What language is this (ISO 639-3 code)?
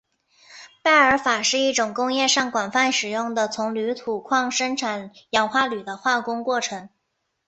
zho